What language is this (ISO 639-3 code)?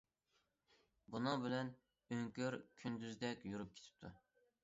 uig